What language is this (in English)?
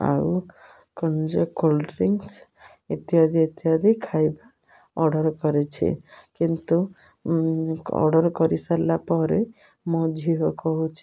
Odia